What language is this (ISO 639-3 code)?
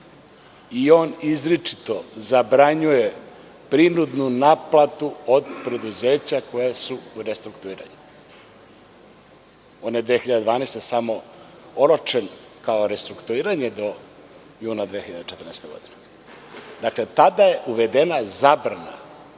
srp